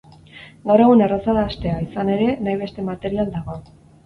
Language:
Basque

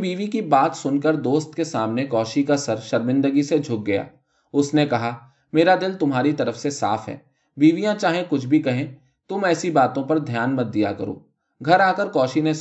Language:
Urdu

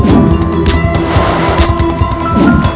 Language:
Indonesian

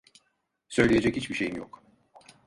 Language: Turkish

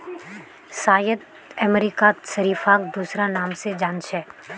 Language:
Magahi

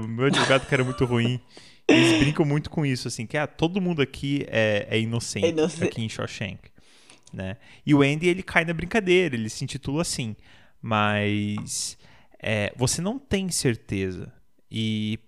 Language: Portuguese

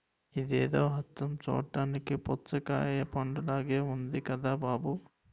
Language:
Telugu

